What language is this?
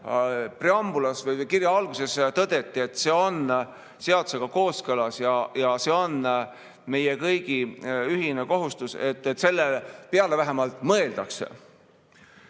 Estonian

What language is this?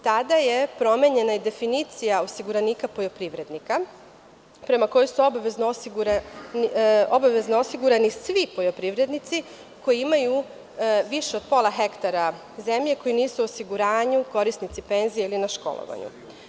Serbian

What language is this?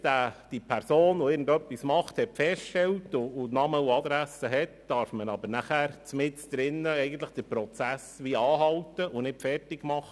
Swiss German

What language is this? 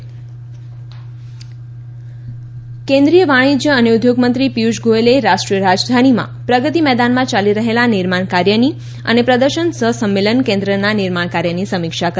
Gujarati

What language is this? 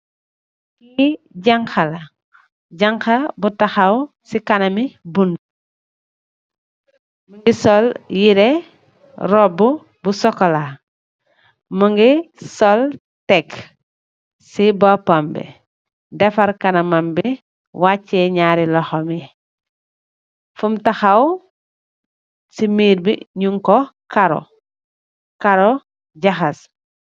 Wolof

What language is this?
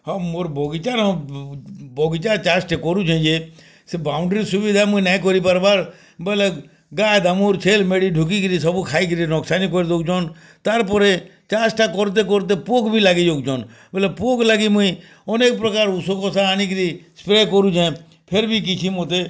Odia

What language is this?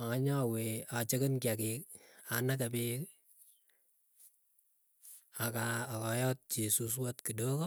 Keiyo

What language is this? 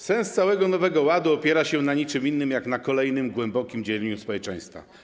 Polish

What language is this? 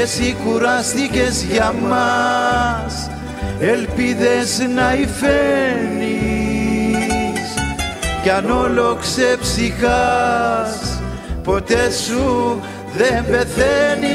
Greek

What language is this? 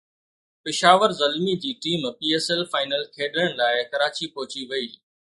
Sindhi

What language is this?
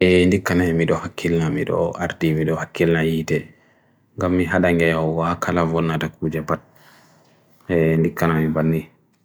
Bagirmi Fulfulde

